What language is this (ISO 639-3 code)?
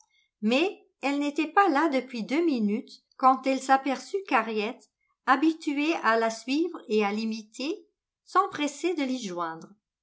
fra